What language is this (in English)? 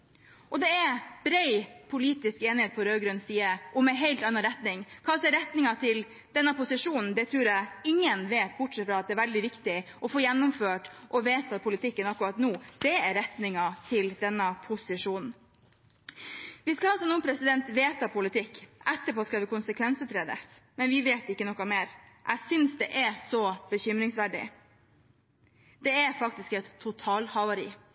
Norwegian Bokmål